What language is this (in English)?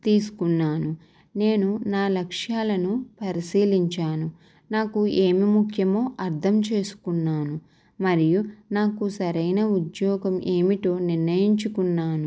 Telugu